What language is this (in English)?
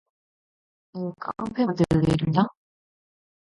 Korean